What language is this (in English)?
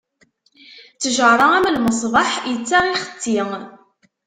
Kabyle